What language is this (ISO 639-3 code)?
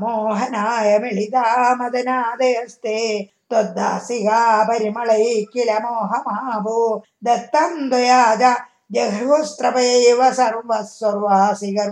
tam